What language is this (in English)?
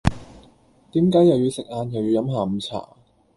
Cantonese